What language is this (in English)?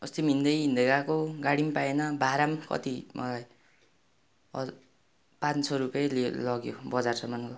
Nepali